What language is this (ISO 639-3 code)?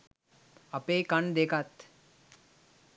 sin